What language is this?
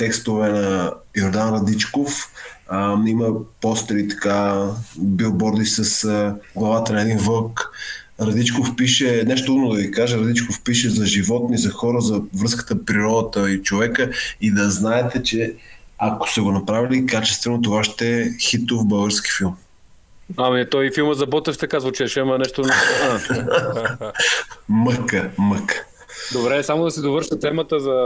Bulgarian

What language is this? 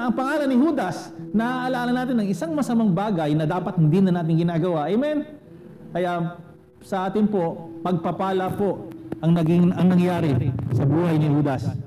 Filipino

